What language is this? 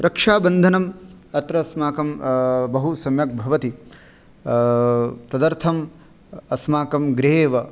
Sanskrit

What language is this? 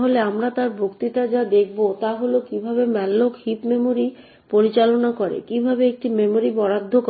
Bangla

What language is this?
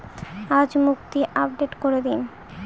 Bangla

